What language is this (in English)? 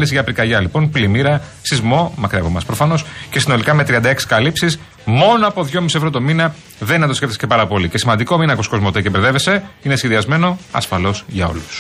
Greek